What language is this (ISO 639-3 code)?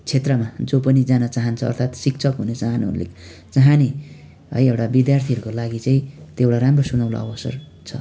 nep